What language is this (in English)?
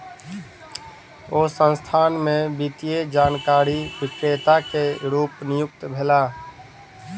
Maithili